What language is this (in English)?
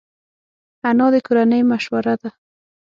Pashto